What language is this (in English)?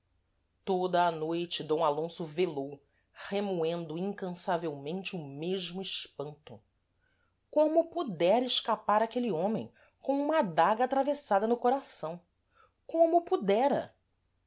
Portuguese